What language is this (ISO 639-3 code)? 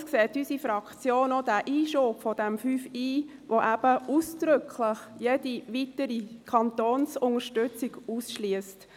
gsw